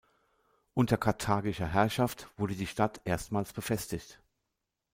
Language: German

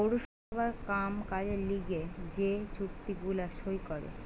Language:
Bangla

